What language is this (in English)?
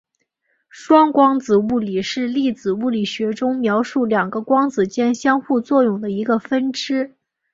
Chinese